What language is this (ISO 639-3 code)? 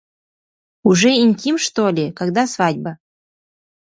sah